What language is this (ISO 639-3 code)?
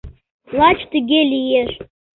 chm